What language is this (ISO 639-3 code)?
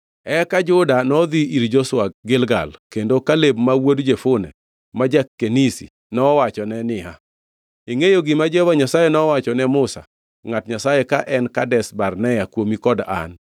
luo